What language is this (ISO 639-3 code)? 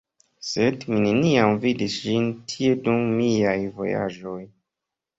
epo